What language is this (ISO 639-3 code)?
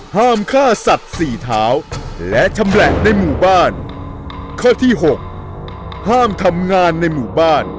tha